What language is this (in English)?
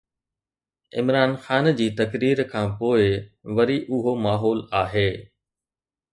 Sindhi